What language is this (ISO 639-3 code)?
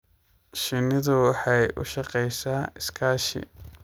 som